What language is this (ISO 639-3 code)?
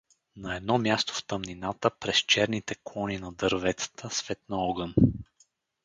bul